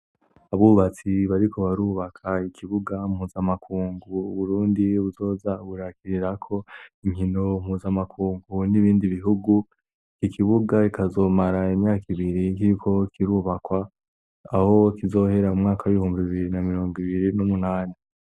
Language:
Rundi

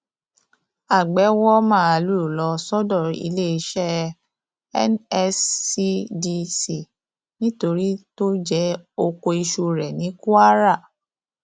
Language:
Yoruba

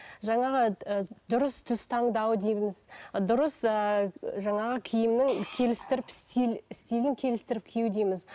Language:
Kazakh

